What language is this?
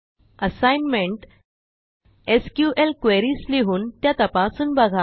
Marathi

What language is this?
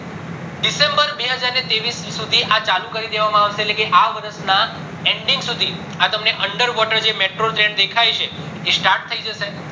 Gujarati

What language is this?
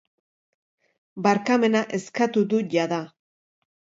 Basque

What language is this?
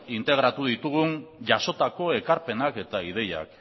Basque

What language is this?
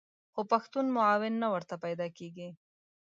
Pashto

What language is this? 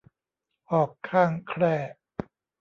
Thai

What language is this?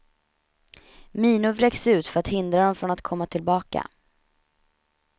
Swedish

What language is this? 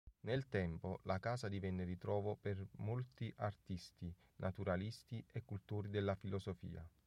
Italian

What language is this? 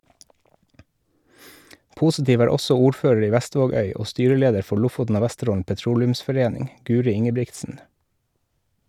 Norwegian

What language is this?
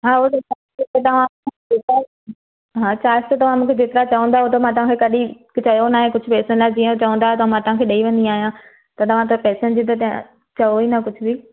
Sindhi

